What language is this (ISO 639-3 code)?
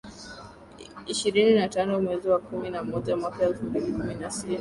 swa